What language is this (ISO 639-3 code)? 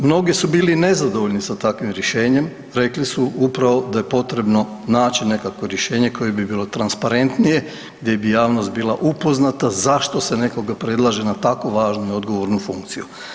hrv